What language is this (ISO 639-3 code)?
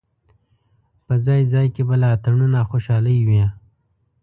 pus